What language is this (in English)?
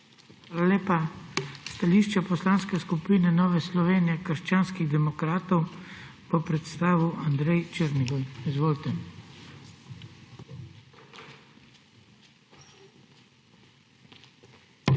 Slovenian